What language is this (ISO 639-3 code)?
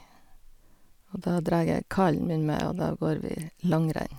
nor